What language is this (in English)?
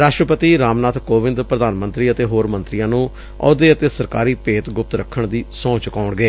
Punjabi